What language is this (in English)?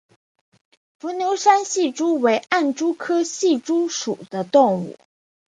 Chinese